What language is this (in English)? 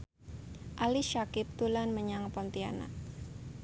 Javanese